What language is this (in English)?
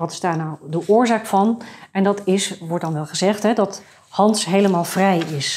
Dutch